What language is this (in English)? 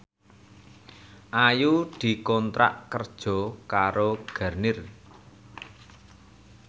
Javanese